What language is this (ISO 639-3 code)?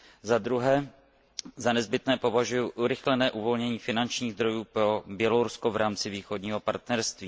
ces